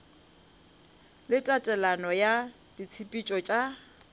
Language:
Northern Sotho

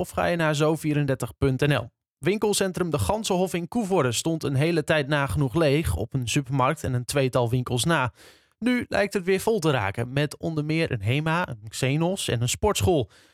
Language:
Dutch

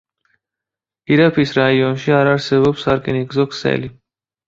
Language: Georgian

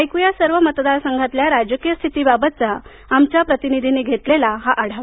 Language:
Marathi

